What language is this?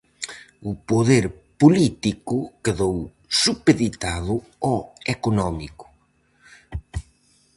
Galician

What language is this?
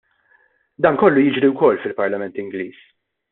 Maltese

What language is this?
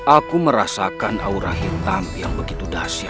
Indonesian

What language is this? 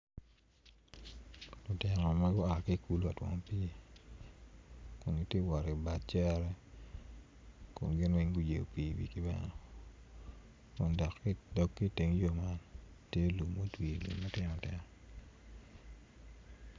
Acoli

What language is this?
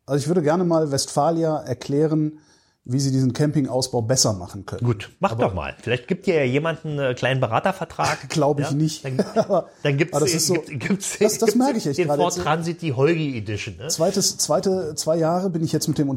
German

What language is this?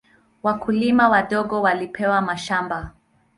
Swahili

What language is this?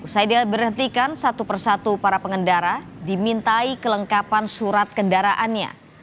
Indonesian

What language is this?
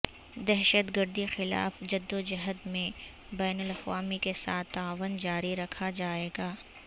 Urdu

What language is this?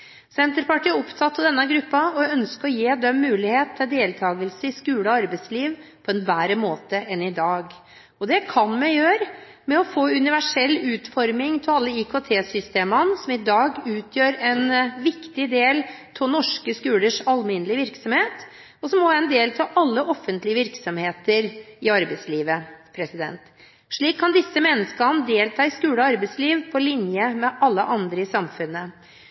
Norwegian Bokmål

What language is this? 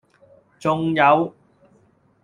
Cantonese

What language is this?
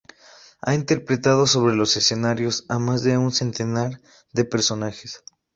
Spanish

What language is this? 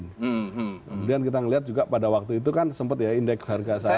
Indonesian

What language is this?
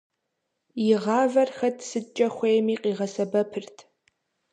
Kabardian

